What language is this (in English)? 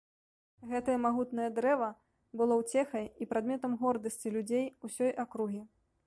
Belarusian